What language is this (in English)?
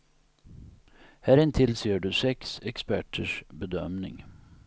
Swedish